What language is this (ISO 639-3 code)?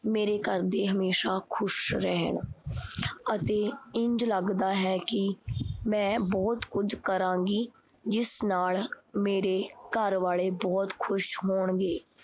pan